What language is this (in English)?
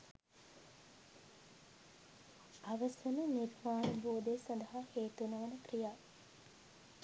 Sinhala